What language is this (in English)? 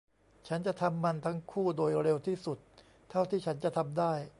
Thai